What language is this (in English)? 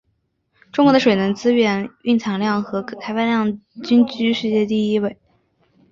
Chinese